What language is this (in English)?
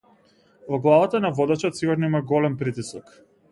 Macedonian